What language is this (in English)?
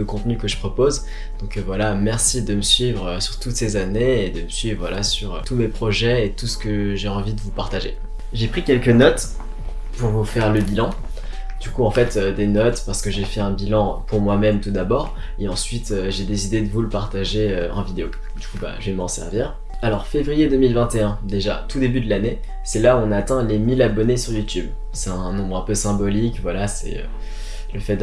French